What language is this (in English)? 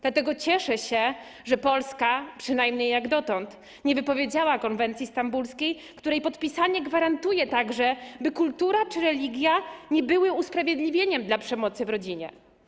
Polish